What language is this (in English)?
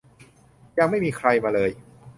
Thai